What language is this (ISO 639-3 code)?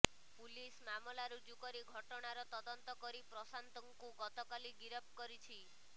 ori